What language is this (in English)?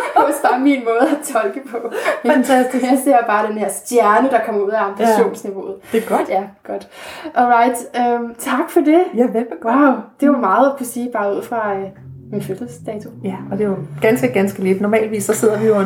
Danish